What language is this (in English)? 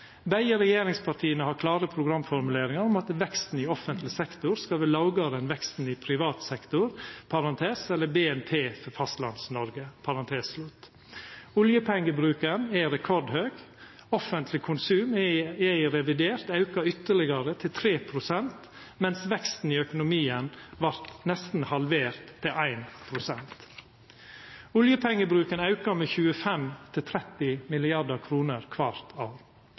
Norwegian Nynorsk